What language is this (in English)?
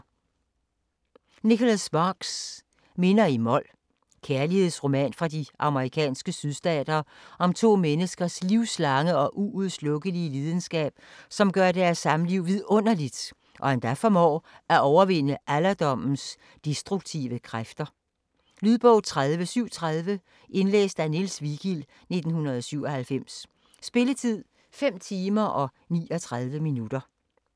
Danish